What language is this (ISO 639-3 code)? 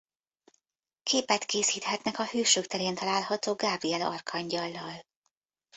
hun